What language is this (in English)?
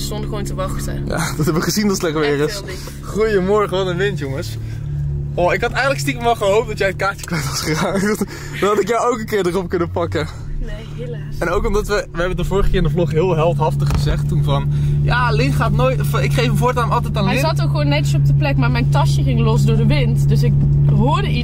Dutch